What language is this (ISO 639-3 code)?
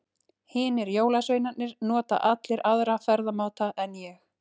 isl